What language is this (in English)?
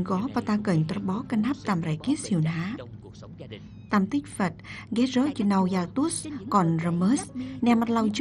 Vietnamese